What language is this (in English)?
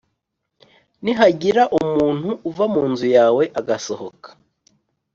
Kinyarwanda